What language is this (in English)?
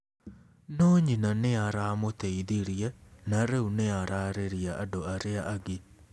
Kikuyu